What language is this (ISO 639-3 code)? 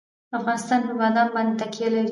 pus